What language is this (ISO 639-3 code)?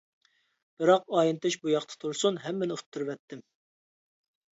uig